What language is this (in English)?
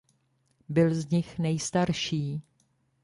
Czech